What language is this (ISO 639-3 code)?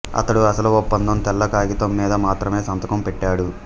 tel